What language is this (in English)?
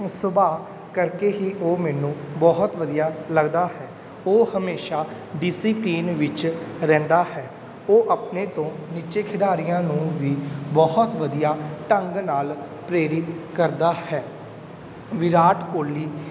Punjabi